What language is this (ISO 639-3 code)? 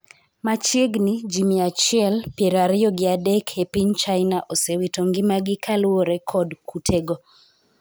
luo